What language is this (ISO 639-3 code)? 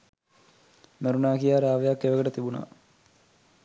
sin